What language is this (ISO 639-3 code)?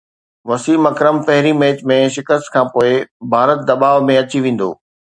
snd